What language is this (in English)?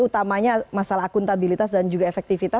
Indonesian